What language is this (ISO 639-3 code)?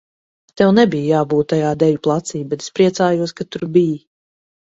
lav